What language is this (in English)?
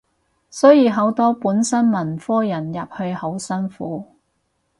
Cantonese